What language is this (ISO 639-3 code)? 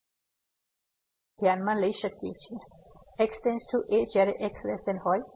guj